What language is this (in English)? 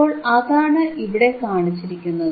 Malayalam